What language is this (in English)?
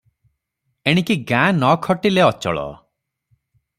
Odia